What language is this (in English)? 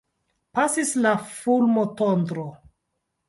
Esperanto